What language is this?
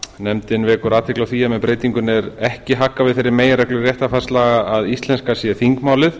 Icelandic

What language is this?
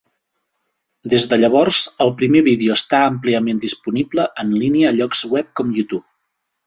Catalan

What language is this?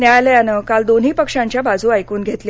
Marathi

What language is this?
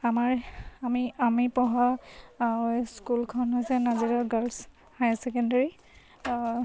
Assamese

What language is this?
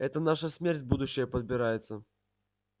Russian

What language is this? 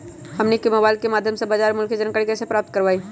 Magahi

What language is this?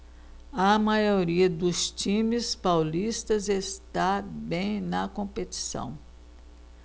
Portuguese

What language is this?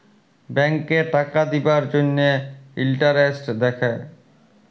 Bangla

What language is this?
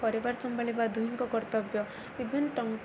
Odia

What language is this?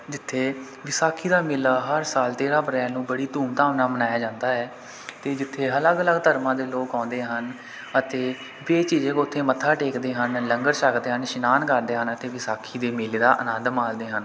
Punjabi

